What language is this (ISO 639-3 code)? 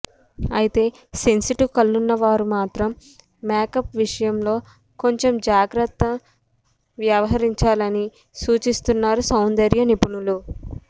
tel